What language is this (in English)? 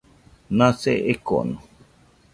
Nüpode Huitoto